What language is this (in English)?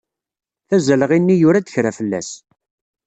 Kabyle